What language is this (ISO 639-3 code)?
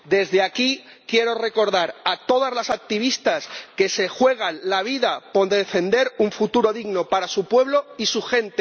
spa